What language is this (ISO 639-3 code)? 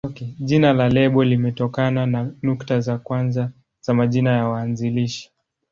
swa